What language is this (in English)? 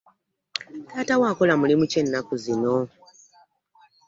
Ganda